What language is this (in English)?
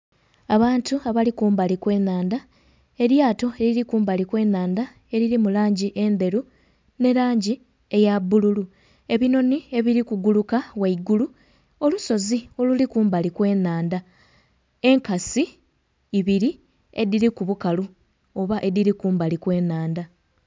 Soga